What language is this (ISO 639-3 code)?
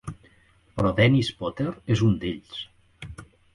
cat